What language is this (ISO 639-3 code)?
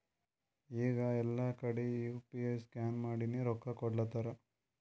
kan